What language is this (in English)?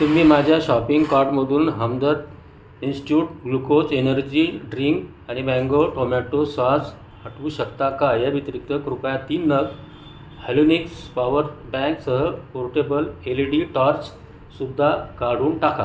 Marathi